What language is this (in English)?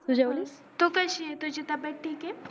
Marathi